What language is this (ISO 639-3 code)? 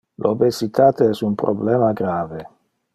ina